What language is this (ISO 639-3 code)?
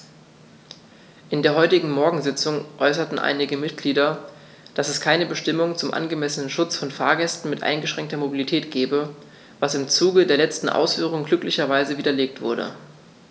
deu